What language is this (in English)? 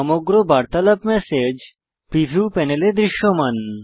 Bangla